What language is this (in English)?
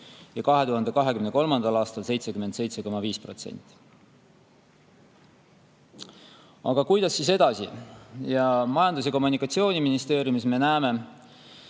Estonian